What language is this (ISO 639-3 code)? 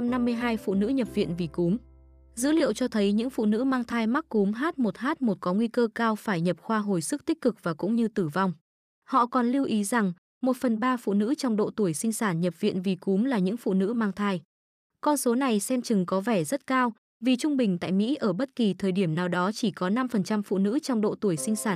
vie